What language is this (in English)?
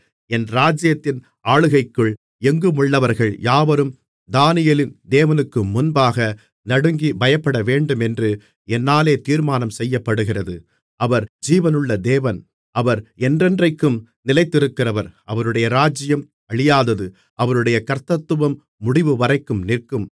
Tamil